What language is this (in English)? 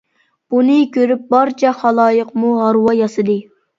Uyghur